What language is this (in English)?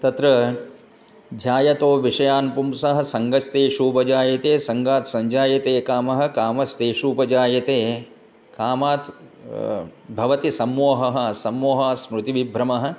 Sanskrit